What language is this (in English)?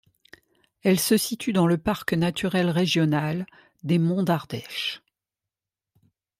French